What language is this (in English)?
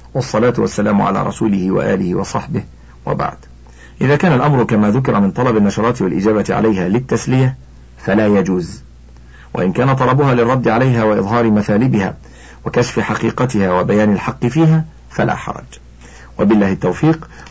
Arabic